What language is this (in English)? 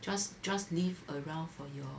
English